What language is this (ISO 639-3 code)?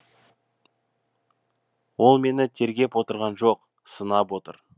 kaz